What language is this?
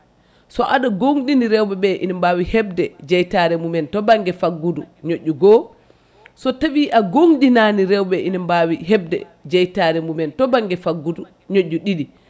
Fula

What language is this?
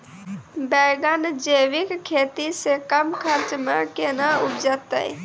Maithili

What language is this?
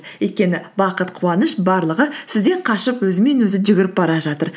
Kazakh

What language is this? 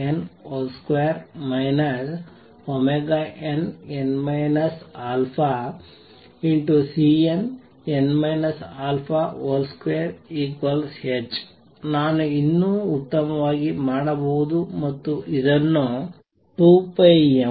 Kannada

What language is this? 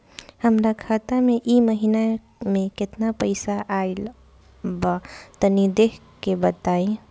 Bhojpuri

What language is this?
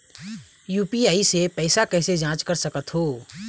Chhattisgarhi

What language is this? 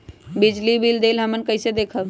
Magahi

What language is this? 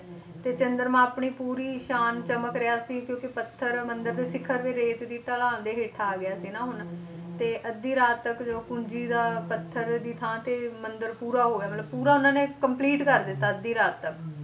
Punjabi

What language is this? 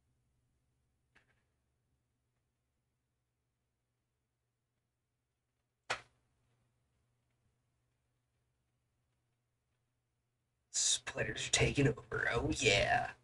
English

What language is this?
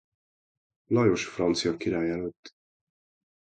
Hungarian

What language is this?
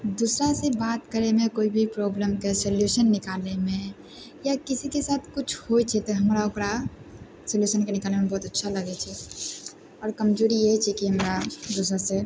Maithili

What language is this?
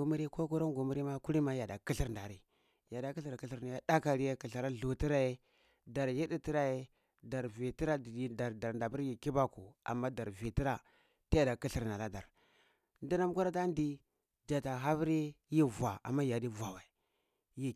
Cibak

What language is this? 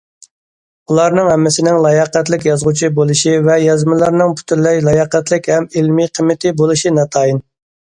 Uyghur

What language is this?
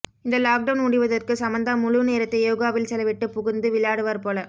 Tamil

